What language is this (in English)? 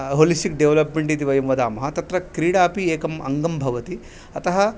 Sanskrit